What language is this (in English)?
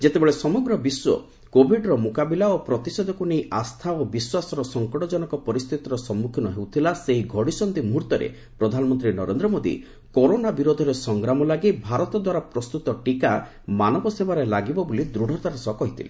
Odia